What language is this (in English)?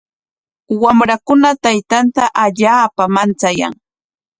Corongo Ancash Quechua